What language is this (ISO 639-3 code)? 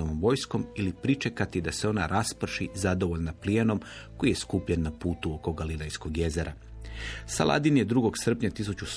hrv